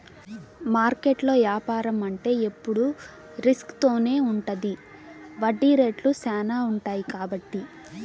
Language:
Telugu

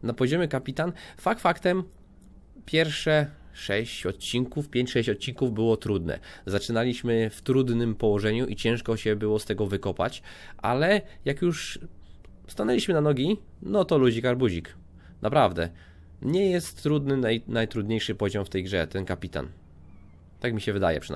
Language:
Polish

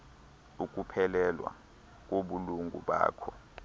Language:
Xhosa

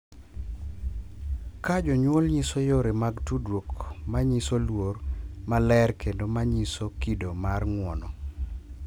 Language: Luo (Kenya and Tanzania)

